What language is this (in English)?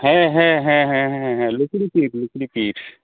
Santali